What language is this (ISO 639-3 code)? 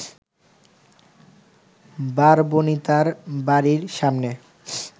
ben